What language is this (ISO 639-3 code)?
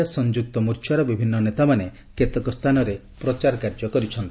ori